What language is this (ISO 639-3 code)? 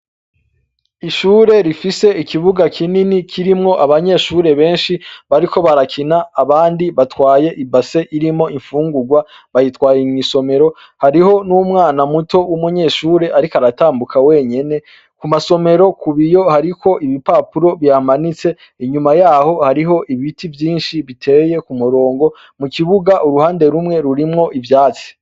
run